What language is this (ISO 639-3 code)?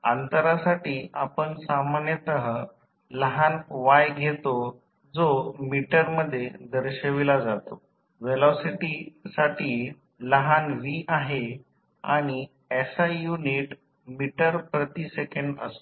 mar